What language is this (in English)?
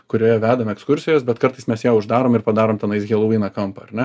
Lithuanian